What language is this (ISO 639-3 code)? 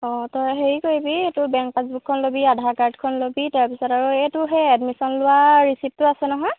asm